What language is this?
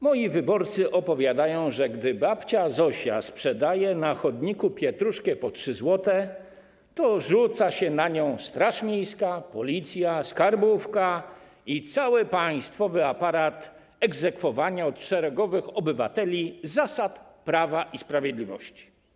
Polish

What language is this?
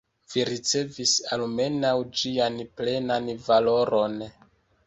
Esperanto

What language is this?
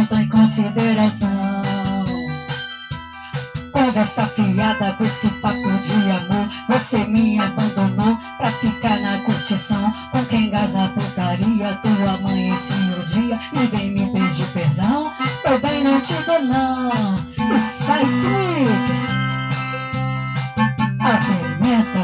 Portuguese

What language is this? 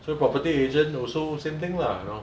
English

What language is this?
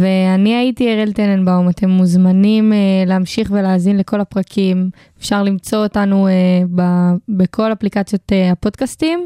Hebrew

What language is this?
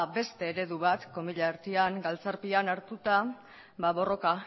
Basque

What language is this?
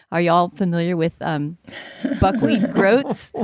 English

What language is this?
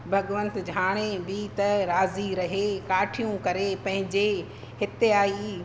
Sindhi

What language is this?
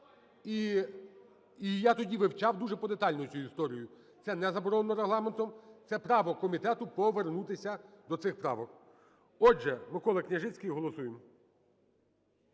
Ukrainian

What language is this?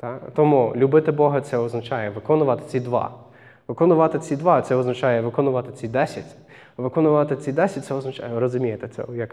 Ukrainian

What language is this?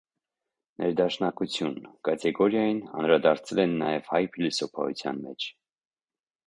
Armenian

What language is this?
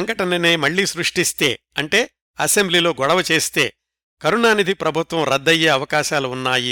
Telugu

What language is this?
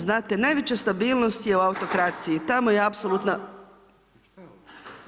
Croatian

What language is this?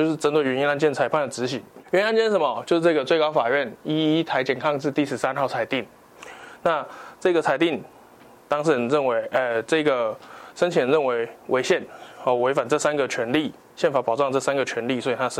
Chinese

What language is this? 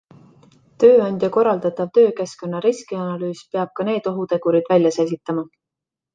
Estonian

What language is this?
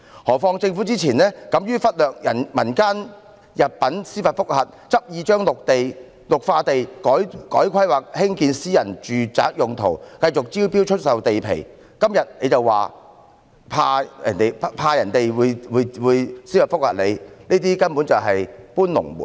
Cantonese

